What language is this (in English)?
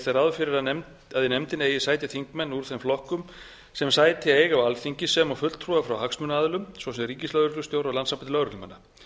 Icelandic